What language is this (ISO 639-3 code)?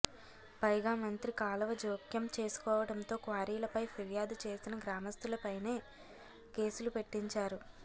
tel